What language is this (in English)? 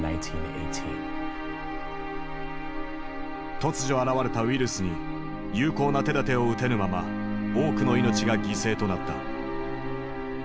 Japanese